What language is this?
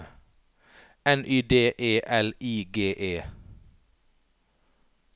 Norwegian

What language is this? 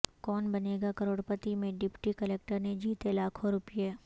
Urdu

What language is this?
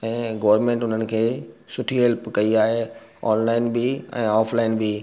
Sindhi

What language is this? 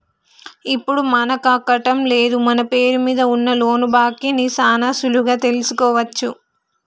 Telugu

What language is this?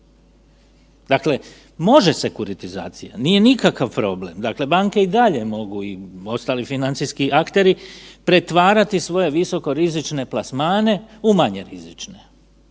Croatian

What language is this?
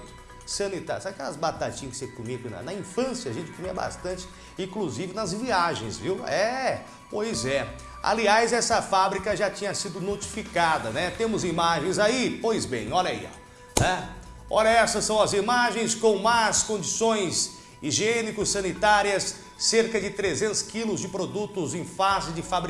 Portuguese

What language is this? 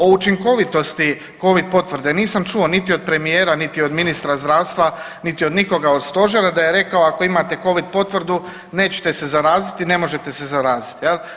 Croatian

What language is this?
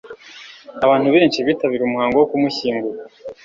Kinyarwanda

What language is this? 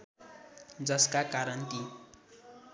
Nepali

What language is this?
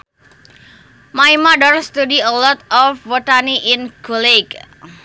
Sundanese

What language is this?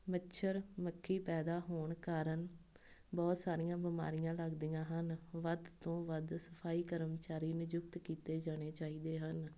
Punjabi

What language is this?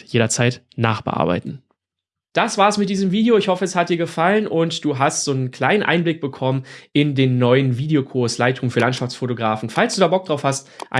German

